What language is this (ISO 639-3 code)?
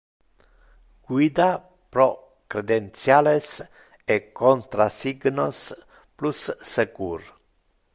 ina